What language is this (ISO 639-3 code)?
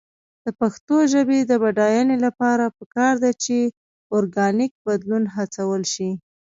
pus